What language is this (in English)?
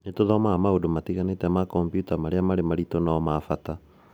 Kikuyu